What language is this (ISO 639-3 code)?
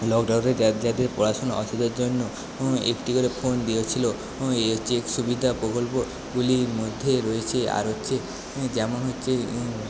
ben